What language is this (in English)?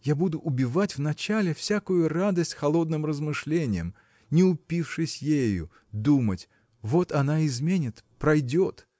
Russian